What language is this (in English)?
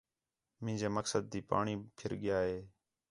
Khetrani